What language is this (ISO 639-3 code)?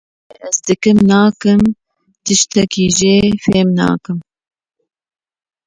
kur